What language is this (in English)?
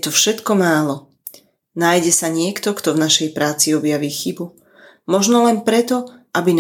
Slovak